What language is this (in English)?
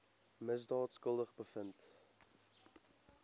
Afrikaans